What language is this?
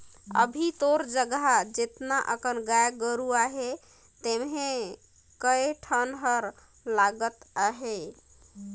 Chhattisgarhi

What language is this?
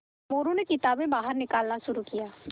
Hindi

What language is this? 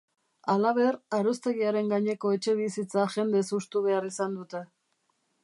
Basque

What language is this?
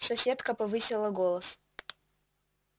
Russian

